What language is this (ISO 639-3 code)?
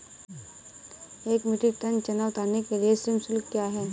hin